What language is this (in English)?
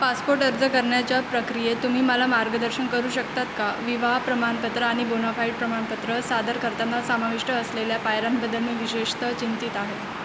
Marathi